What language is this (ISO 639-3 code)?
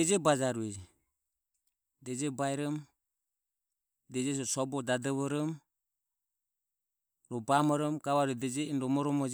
aom